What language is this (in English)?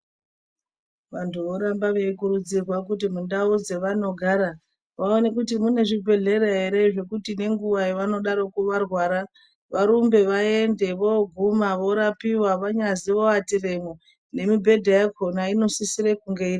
Ndau